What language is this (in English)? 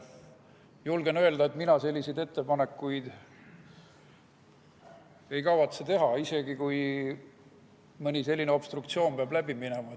Estonian